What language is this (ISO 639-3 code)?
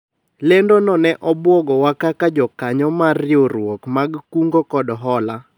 luo